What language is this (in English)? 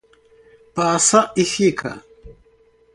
Portuguese